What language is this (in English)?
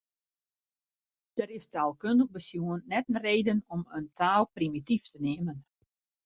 Western Frisian